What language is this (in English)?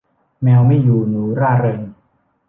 Thai